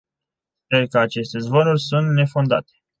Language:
Romanian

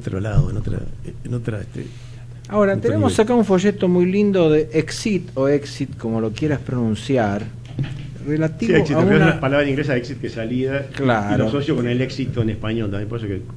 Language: Spanish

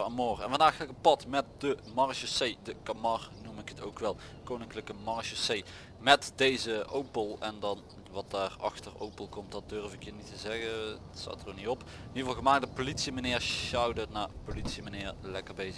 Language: Dutch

